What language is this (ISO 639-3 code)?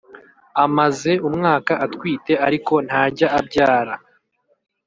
kin